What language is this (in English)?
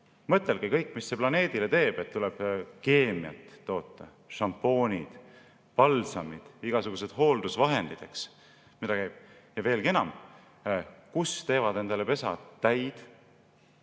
Estonian